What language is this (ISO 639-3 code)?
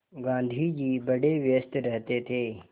hin